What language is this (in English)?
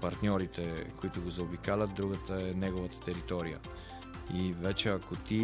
Bulgarian